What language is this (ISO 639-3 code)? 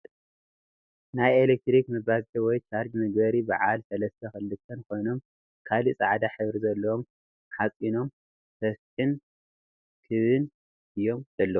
tir